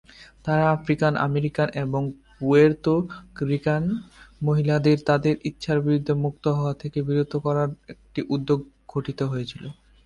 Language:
Bangla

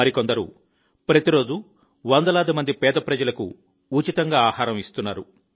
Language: Telugu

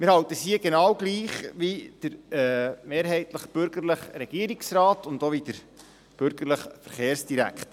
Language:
Swiss German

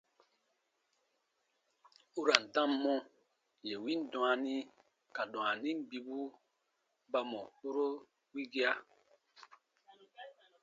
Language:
Baatonum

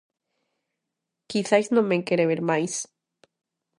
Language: Galician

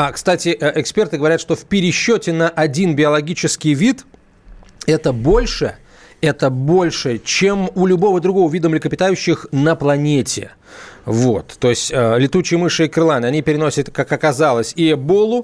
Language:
Russian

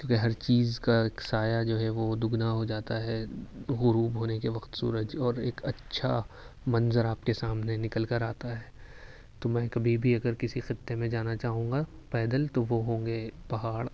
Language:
Urdu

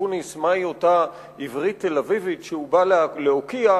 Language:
Hebrew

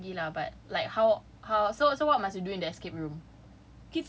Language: English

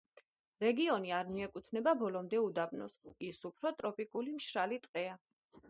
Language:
Georgian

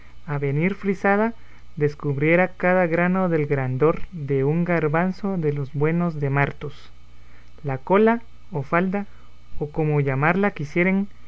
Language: Spanish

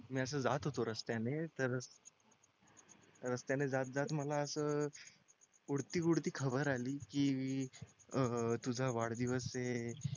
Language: Marathi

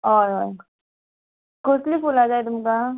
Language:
Konkani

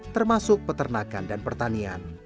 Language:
Indonesian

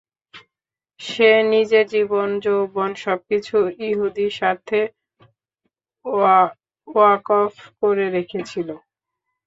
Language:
Bangla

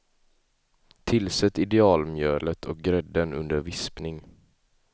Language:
Swedish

